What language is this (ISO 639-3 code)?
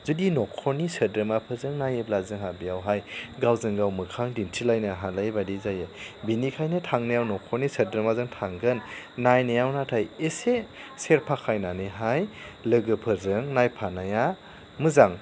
brx